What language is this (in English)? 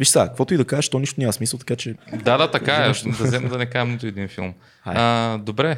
Bulgarian